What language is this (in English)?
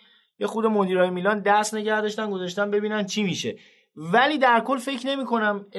Persian